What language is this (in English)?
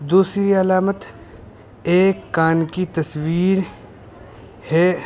Urdu